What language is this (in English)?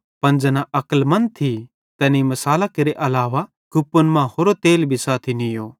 Bhadrawahi